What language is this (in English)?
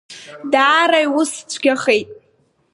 Abkhazian